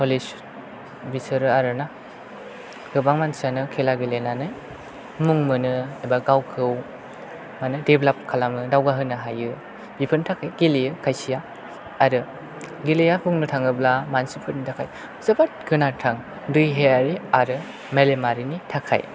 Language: Bodo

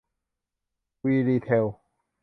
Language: Thai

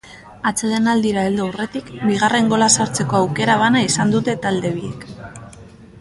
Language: Basque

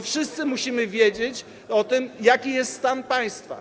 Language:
Polish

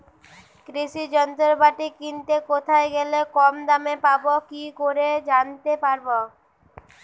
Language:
Bangla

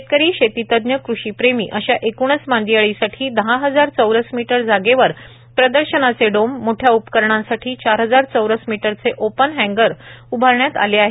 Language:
Marathi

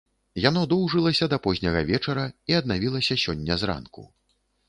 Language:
Belarusian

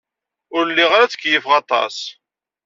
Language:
Kabyle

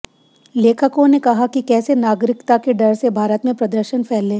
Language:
Hindi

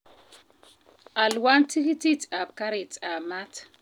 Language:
Kalenjin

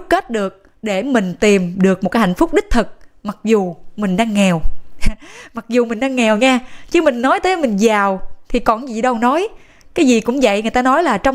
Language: Vietnamese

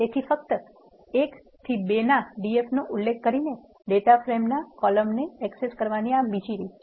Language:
Gujarati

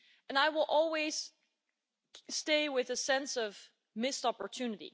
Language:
English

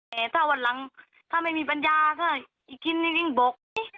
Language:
Thai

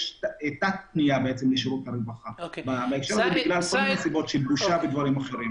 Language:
Hebrew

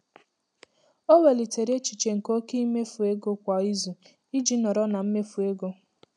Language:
Igbo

